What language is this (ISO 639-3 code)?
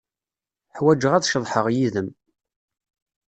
kab